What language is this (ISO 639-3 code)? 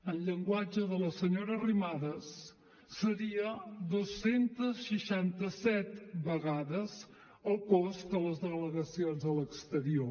cat